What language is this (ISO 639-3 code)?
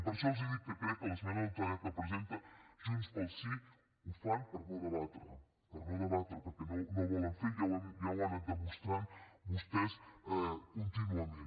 cat